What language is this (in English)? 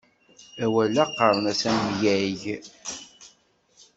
Kabyle